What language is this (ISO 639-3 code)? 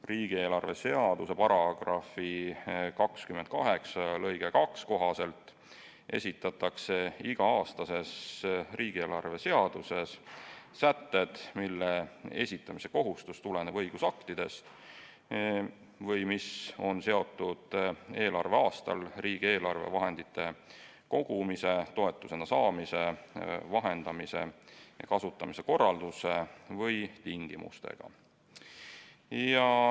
est